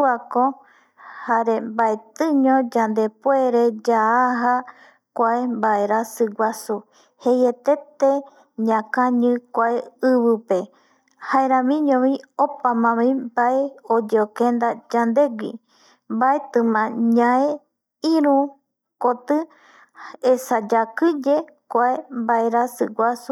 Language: Eastern Bolivian Guaraní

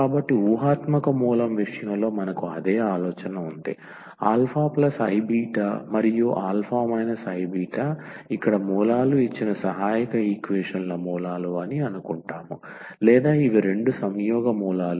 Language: Telugu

